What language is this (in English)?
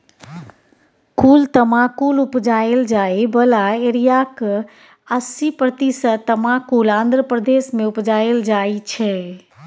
Maithili